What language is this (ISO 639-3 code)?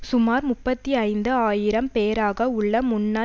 tam